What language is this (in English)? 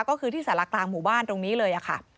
Thai